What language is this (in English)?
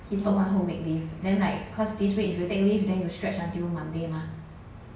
English